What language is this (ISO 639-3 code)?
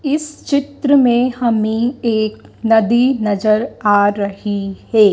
hin